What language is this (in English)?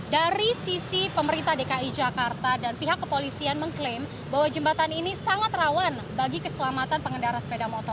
Indonesian